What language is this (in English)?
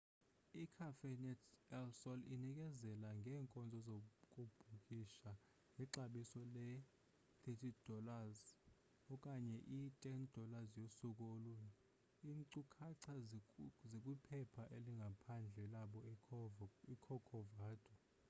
Xhosa